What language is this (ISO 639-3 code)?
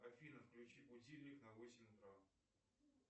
rus